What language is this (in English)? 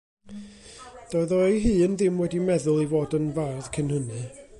Welsh